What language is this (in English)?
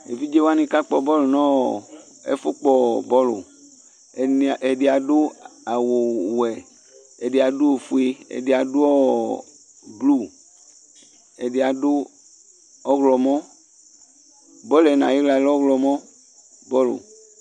Ikposo